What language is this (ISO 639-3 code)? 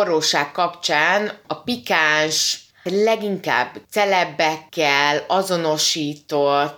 hun